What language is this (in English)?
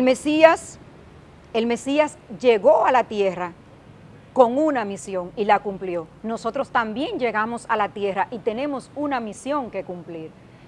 Spanish